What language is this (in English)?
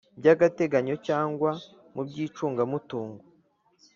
Kinyarwanda